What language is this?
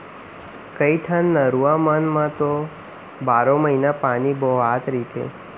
Chhattisgarhi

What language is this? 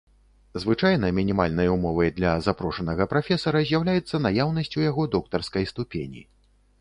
Belarusian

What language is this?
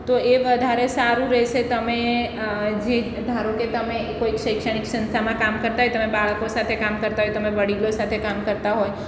Gujarati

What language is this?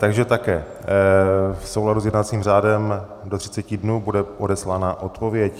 Czech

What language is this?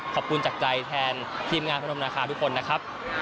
Thai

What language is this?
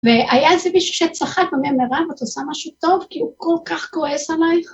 Hebrew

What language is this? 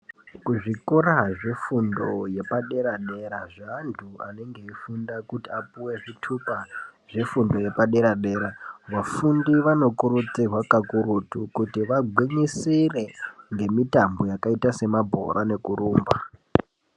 Ndau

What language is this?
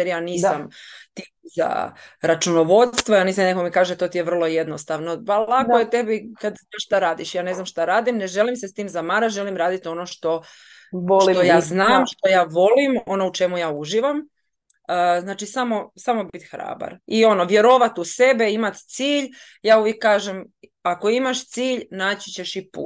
Croatian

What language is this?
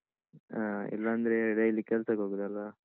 Kannada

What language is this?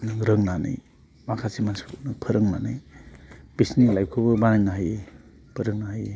Bodo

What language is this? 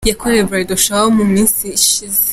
Kinyarwanda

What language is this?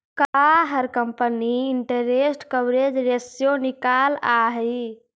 Magahi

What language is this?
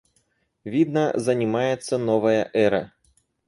Russian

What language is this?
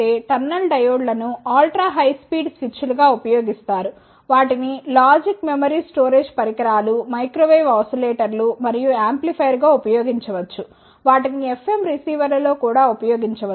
Telugu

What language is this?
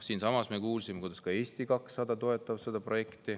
Estonian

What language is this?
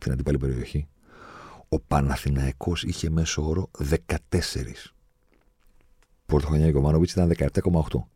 Greek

